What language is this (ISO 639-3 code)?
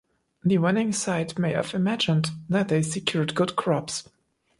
eng